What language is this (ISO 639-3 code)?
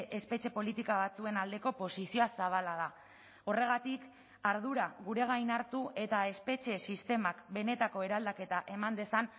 eus